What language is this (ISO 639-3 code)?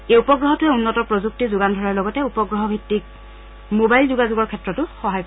asm